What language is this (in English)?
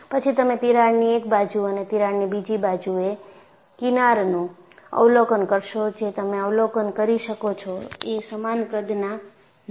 Gujarati